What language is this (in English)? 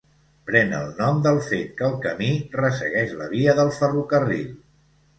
Catalan